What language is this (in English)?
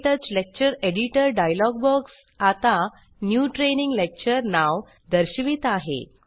Marathi